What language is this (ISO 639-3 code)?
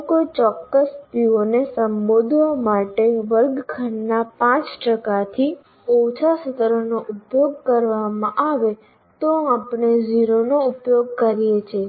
guj